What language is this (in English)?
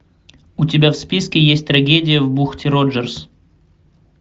Russian